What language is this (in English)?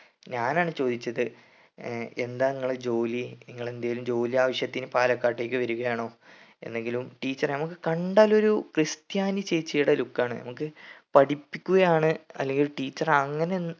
Malayalam